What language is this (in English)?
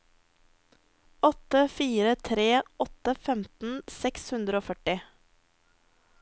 Norwegian